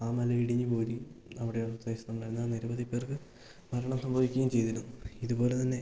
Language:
Malayalam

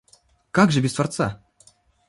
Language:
Russian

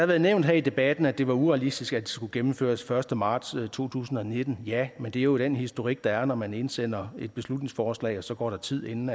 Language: Danish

